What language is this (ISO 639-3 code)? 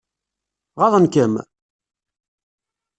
kab